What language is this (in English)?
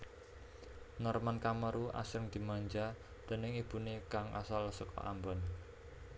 Javanese